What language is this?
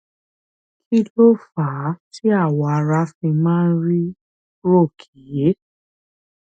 Yoruba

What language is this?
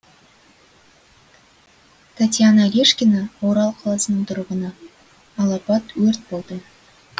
Kazakh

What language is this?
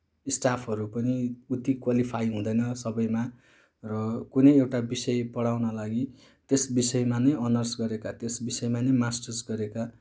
Nepali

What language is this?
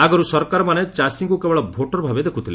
Odia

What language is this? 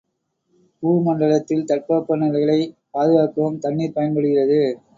Tamil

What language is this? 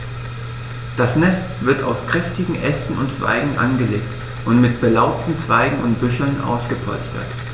German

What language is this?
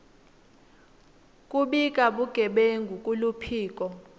Swati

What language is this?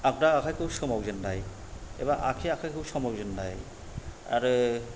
Bodo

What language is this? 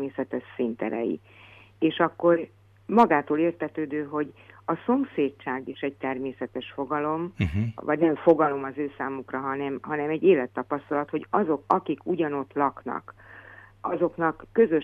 Hungarian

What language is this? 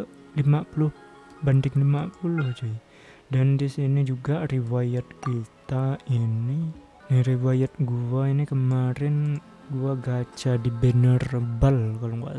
Indonesian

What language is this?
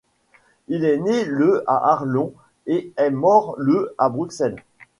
French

